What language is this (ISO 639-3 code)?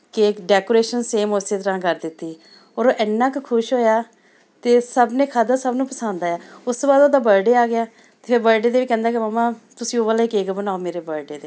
pan